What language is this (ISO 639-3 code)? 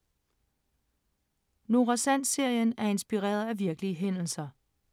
dan